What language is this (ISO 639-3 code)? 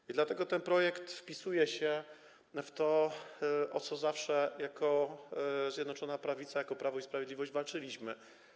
pol